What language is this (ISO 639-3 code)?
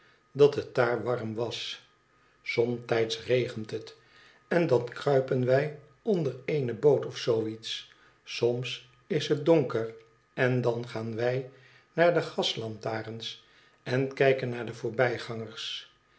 nld